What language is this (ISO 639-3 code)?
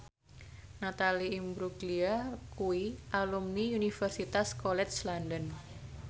jav